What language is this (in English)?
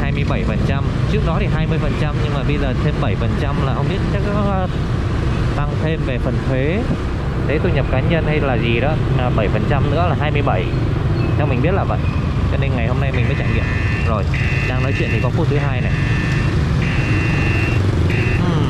Vietnamese